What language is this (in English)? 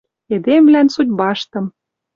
Western Mari